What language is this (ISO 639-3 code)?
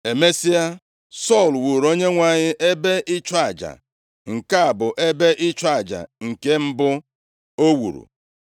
ibo